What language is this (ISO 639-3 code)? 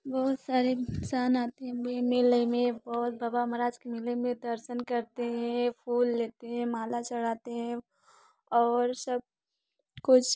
hin